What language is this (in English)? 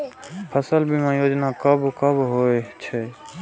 Maithili